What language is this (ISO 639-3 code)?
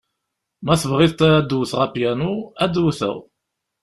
kab